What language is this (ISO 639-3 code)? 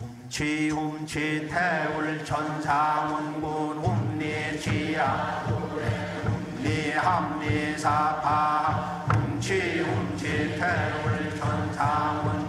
kor